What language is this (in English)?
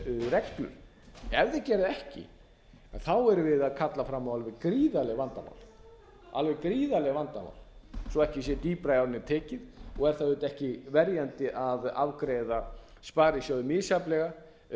Icelandic